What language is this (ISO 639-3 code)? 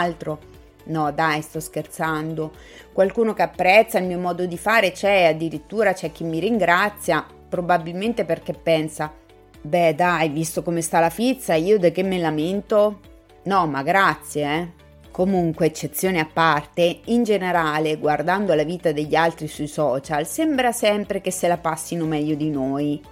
ita